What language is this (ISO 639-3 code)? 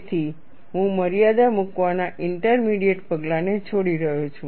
guj